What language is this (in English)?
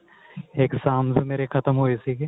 Punjabi